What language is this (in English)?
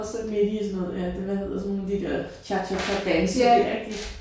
Danish